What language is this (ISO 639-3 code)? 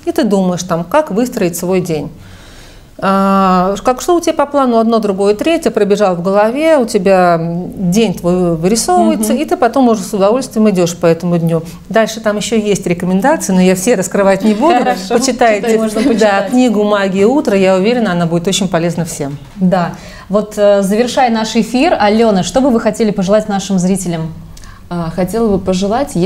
rus